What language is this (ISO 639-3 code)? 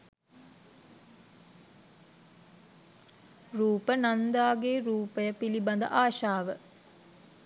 sin